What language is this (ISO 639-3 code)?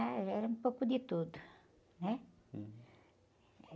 por